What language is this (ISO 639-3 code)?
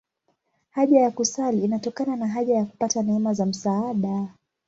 swa